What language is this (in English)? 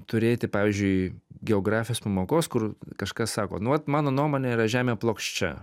Lithuanian